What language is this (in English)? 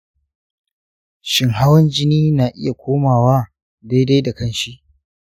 Hausa